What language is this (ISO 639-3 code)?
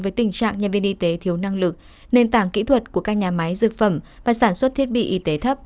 vie